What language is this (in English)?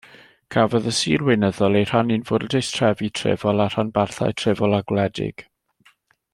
Welsh